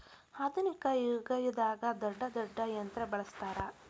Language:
Kannada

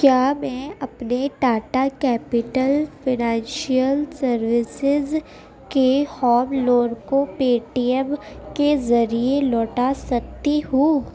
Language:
Urdu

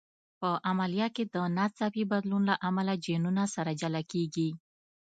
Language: Pashto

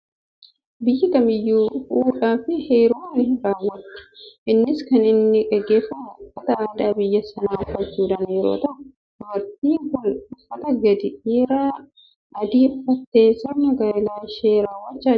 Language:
Oromo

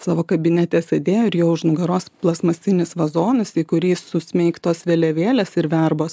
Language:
Lithuanian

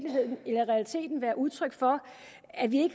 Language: Danish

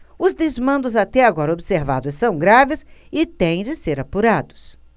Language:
Portuguese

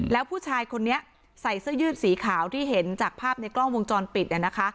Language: Thai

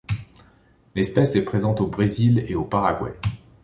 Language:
French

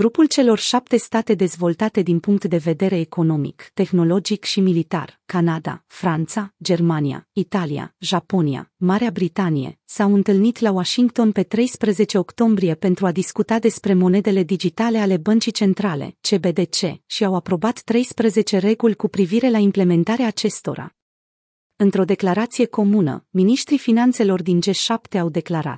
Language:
Romanian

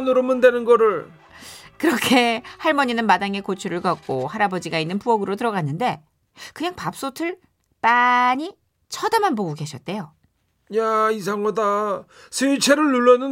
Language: Korean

